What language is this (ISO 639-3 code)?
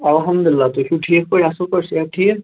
kas